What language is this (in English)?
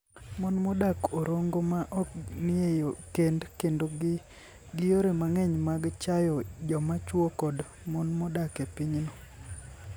Luo (Kenya and Tanzania)